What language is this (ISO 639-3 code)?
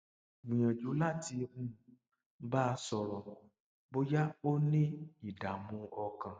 yor